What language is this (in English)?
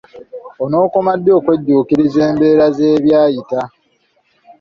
Ganda